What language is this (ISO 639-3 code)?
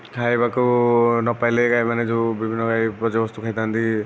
ori